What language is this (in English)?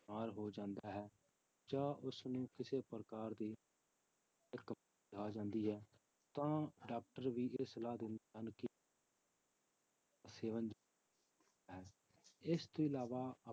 Punjabi